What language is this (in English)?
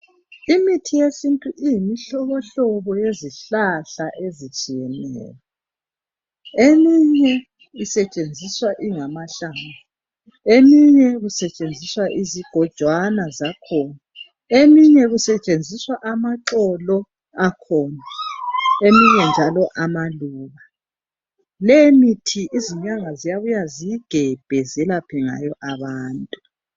North Ndebele